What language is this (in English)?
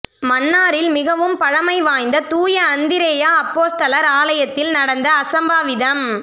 Tamil